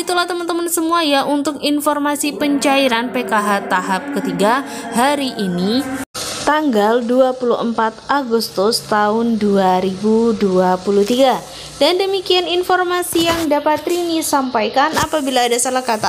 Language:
Indonesian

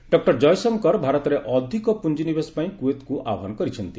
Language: Odia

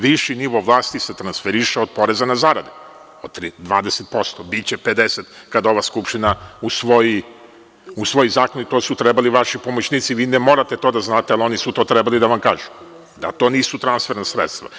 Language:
Serbian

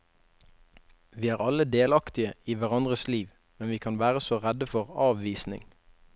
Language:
Norwegian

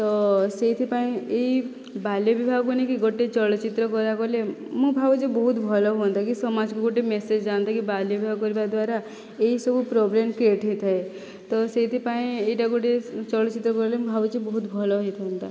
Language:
Odia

